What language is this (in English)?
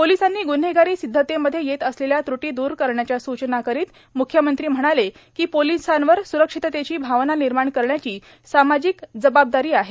Marathi